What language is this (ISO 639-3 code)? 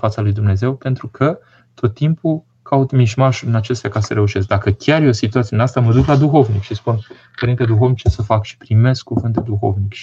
ron